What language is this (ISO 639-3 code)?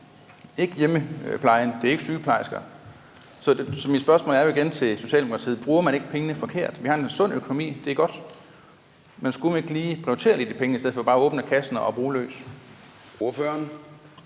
dan